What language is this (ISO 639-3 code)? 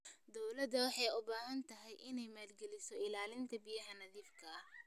som